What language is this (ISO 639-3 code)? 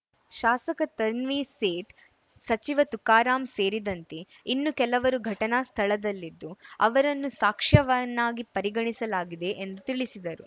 kan